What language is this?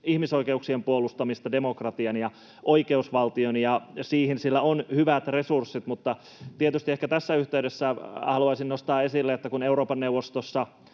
Finnish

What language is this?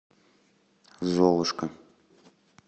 Russian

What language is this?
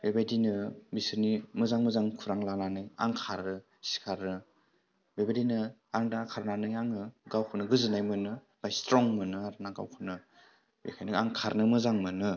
Bodo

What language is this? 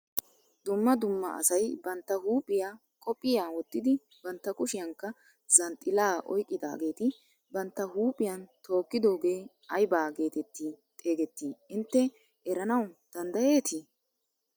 Wolaytta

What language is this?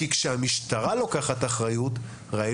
Hebrew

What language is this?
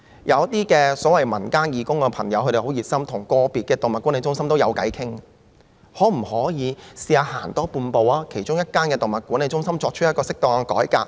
Cantonese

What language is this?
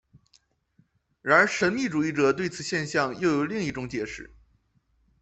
Chinese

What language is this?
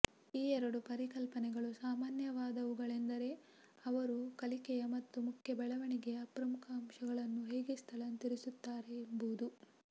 Kannada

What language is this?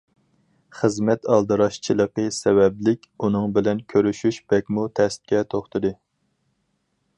Uyghur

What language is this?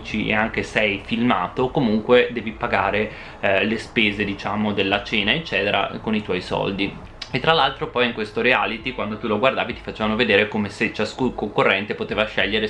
Italian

